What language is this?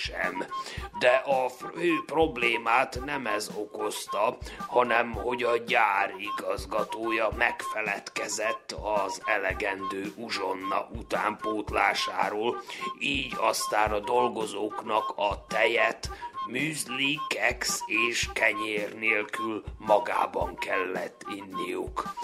Hungarian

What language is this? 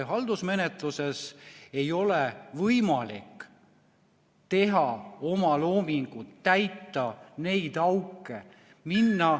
Estonian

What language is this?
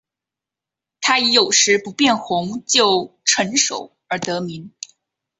Chinese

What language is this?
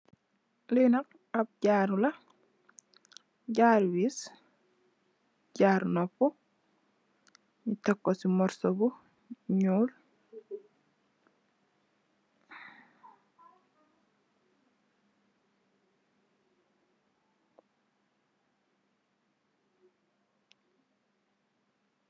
Wolof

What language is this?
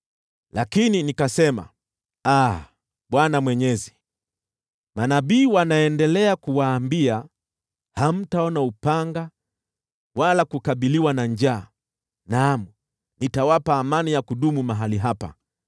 Swahili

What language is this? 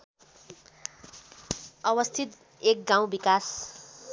Nepali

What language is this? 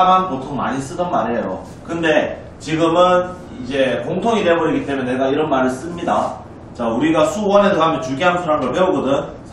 Korean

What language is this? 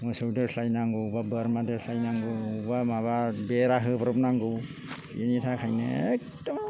Bodo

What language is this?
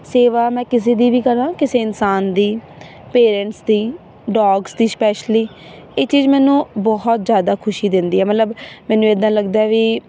Punjabi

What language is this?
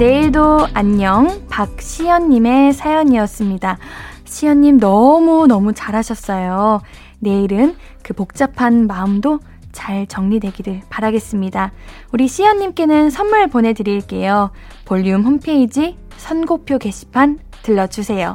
Korean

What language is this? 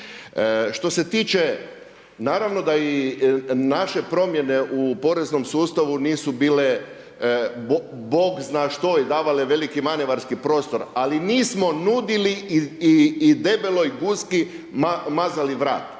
Croatian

